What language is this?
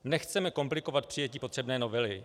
Czech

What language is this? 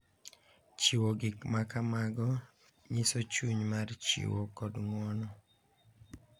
Luo (Kenya and Tanzania)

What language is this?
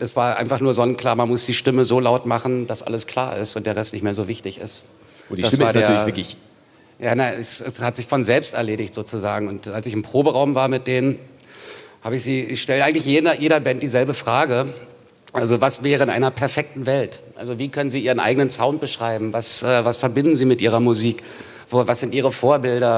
German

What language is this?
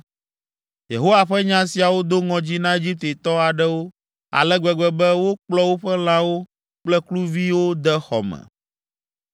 Ewe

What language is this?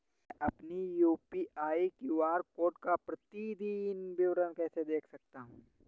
Hindi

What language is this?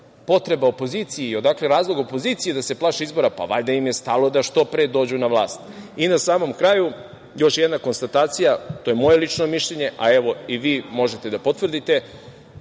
Serbian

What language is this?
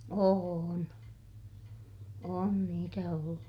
Finnish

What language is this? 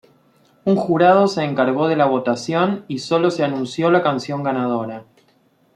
Spanish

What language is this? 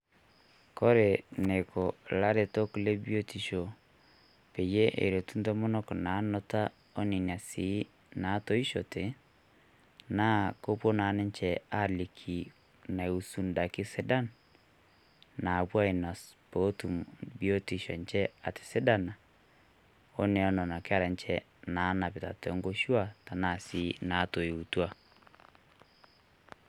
Masai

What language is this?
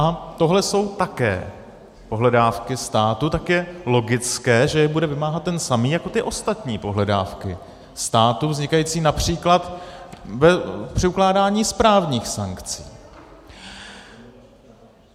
Czech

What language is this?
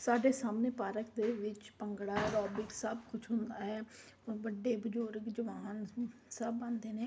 Punjabi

